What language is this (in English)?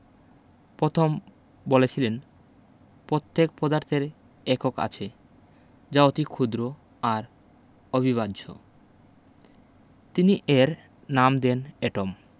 Bangla